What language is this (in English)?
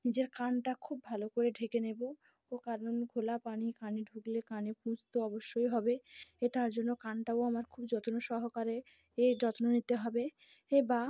Bangla